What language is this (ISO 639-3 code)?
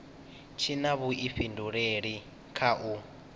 ven